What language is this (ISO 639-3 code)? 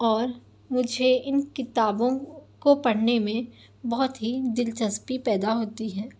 urd